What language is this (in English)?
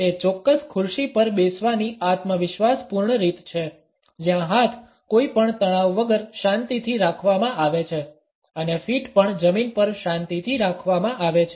Gujarati